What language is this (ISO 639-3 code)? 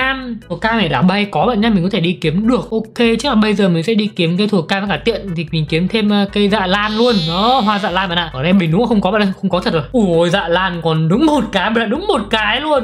vie